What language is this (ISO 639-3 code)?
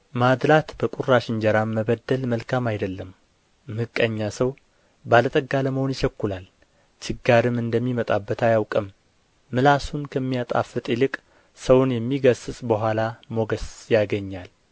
amh